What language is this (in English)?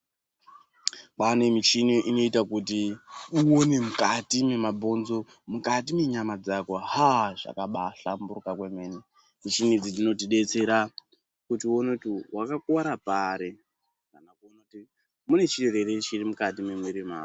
Ndau